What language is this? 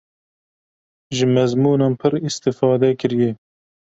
Kurdish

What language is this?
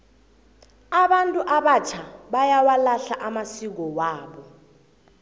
South Ndebele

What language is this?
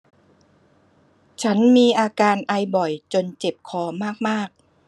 Thai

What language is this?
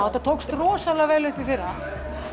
Icelandic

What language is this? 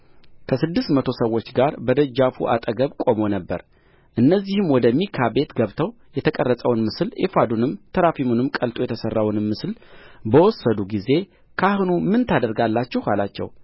Amharic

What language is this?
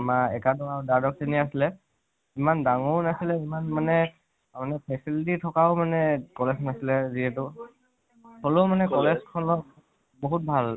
Assamese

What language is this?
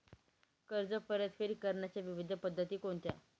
Marathi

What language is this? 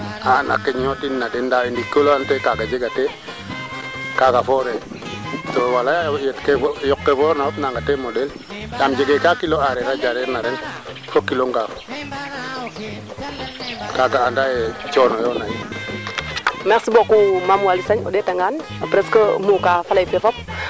Serer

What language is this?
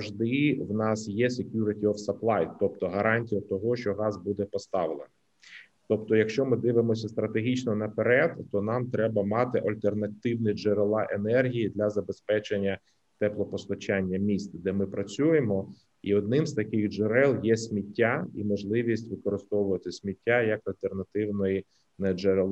Ukrainian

